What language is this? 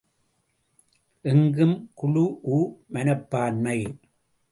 Tamil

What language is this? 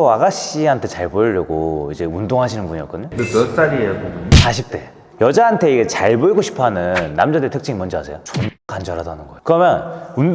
Korean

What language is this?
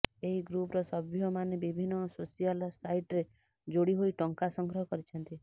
Odia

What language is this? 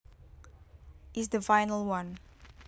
Javanese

